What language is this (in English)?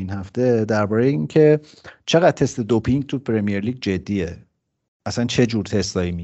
Persian